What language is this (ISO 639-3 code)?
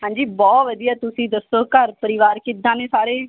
pan